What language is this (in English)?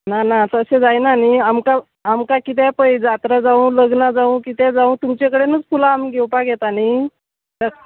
Konkani